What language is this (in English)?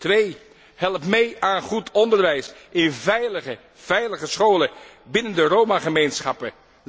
Dutch